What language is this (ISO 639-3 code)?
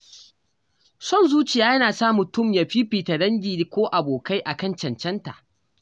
hau